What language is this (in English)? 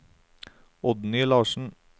Norwegian